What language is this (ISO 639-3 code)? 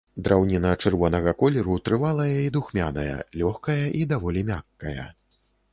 bel